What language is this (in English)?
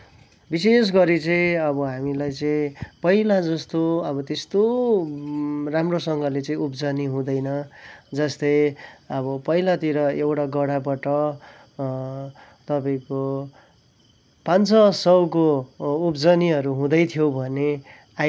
Nepali